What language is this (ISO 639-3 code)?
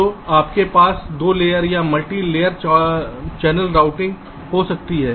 hin